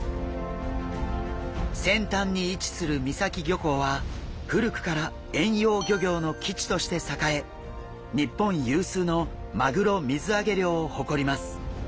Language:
Japanese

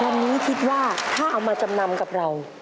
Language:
Thai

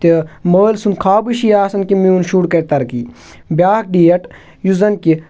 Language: Kashmiri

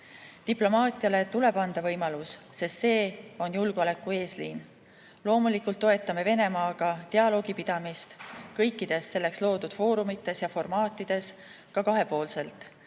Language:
Estonian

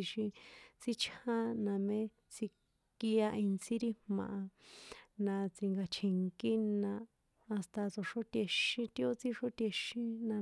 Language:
San Juan Atzingo Popoloca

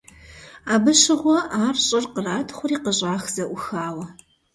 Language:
Kabardian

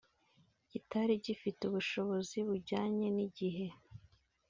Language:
Kinyarwanda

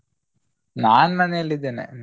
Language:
Kannada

